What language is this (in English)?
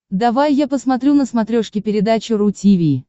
Russian